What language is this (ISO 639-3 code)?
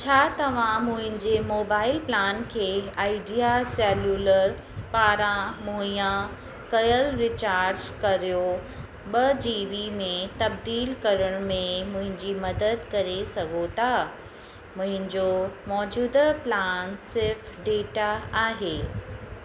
snd